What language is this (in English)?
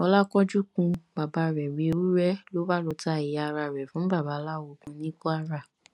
Yoruba